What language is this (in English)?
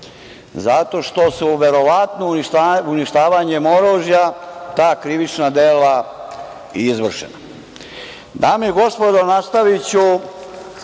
Serbian